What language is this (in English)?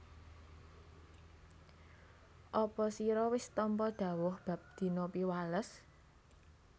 Javanese